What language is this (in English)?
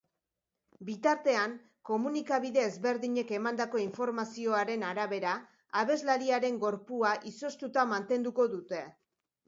Basque